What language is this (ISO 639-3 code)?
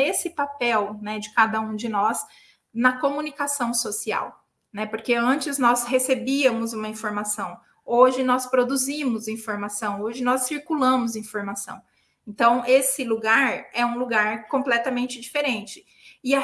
por